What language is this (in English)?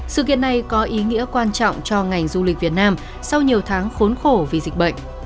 Vietnamese